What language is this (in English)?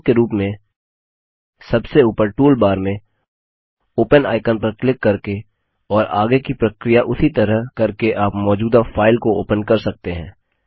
Hindi